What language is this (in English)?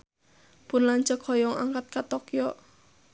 Sundanese